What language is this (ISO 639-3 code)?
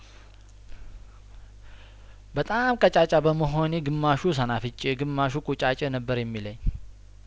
amh